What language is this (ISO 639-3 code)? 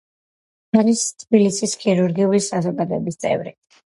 kat